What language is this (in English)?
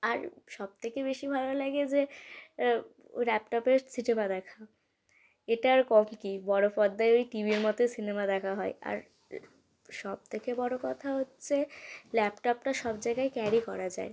Bangla